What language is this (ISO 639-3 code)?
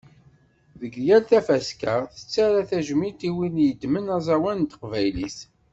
kab